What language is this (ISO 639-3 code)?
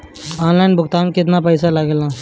bho